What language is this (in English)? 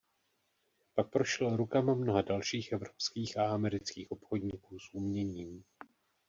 Czech